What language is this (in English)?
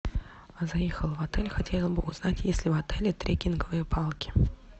Russian